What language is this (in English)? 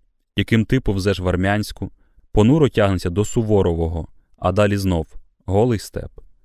Ukrainian